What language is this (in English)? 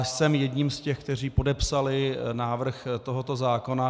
Czech